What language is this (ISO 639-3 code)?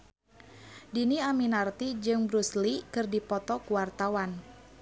sun